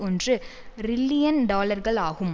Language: Tamil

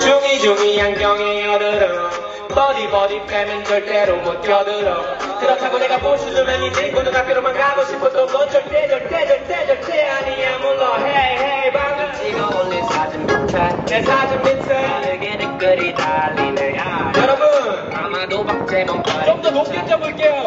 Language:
Korean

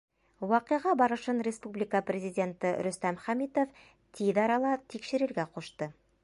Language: Bashkir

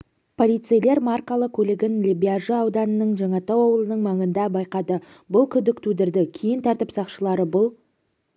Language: Kazakh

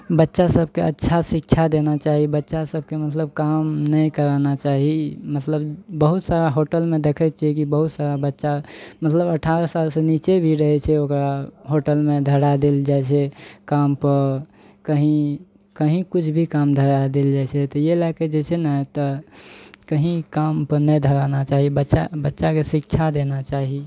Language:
Maithili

